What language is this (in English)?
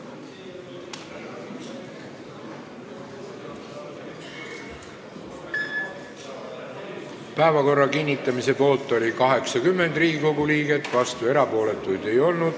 Estonian